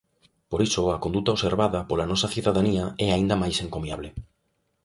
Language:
Galician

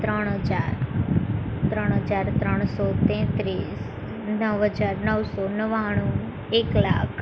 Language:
Gujarati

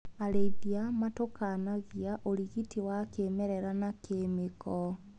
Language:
Kikuyu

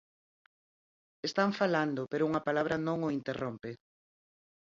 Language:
Galician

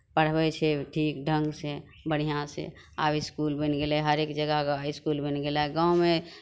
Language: Maithili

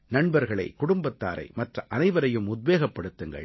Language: Tamil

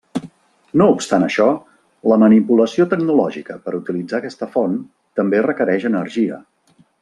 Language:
Catalan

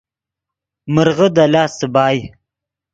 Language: Yidgha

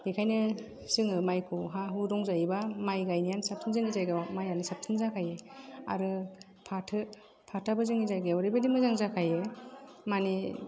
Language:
Bodo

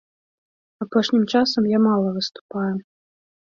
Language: Belarusian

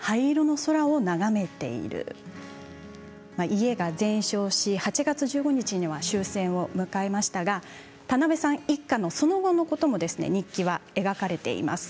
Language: Japanese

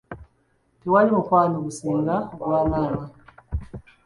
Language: Ganda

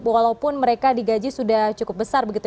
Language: Indonesian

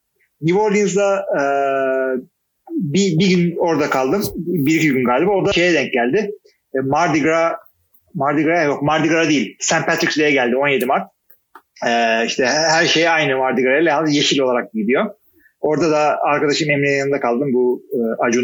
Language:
Turkish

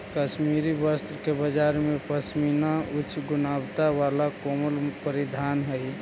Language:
Magahi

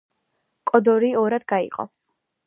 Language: Georgian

